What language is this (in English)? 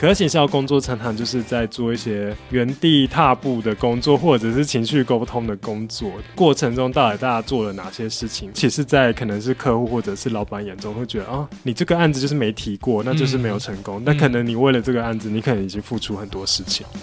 Chinese